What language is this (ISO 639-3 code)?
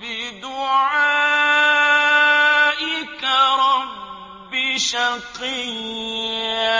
ara